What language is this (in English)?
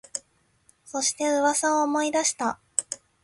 Japanese